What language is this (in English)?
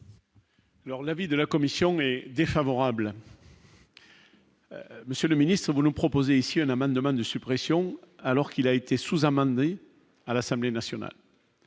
French